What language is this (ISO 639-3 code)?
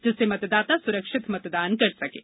hin